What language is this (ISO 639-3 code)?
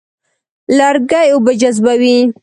pus